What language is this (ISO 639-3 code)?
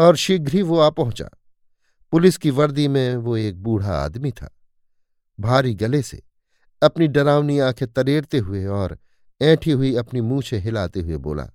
hin